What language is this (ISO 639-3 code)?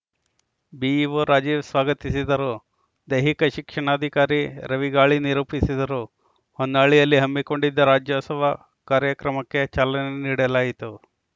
kan